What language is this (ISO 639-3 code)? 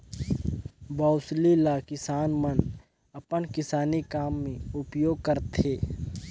hne